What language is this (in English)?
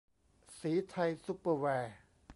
Thai